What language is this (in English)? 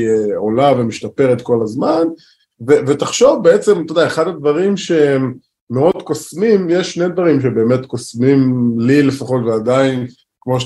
Hebrew